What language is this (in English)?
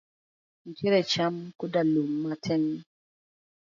Luo (Kenya and Tanzania)